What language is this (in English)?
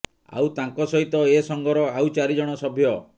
Odia